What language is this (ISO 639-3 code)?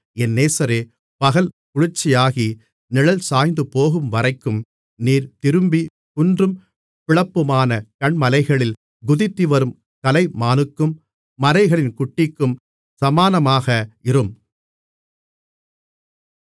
tam